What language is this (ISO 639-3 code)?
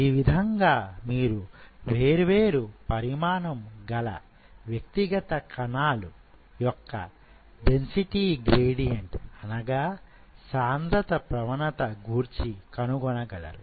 tel